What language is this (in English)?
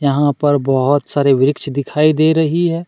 Hindi